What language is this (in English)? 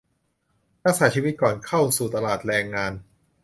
Thai